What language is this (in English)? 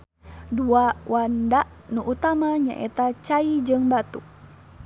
Sundanese